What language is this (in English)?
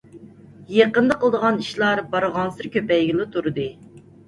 Uyghur